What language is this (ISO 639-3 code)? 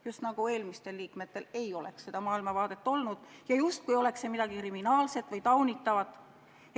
est